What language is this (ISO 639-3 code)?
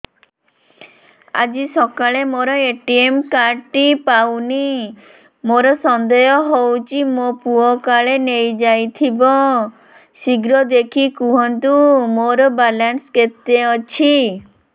ori